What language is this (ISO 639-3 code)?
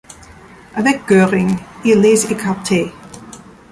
fra